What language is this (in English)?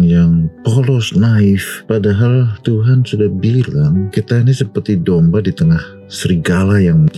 Indonesian